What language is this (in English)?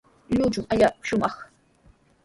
Sihuas Ancash Quechua